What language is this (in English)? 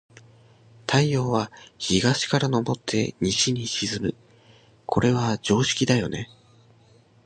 Japanese